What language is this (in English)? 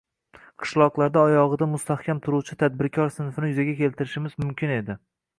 Uzbek